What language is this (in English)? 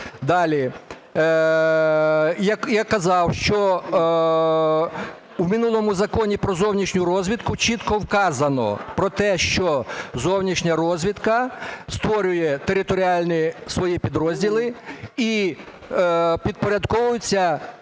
Ukrainian